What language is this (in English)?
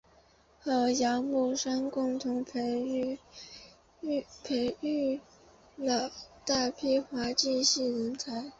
Chinese